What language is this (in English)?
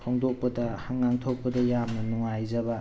Manipuri